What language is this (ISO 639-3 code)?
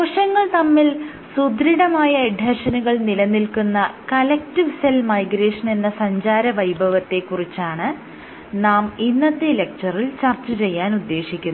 mal